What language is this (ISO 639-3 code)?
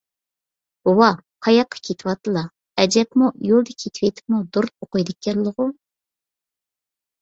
uig